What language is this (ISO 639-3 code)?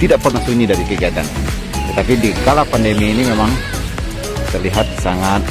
ind